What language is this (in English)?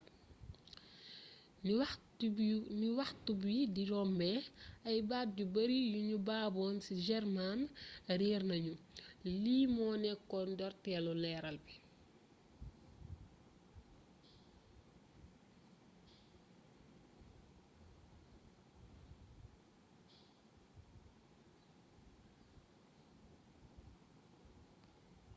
Wolof